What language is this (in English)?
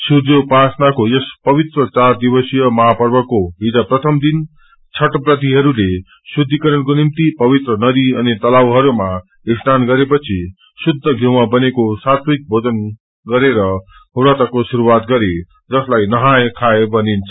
Nepali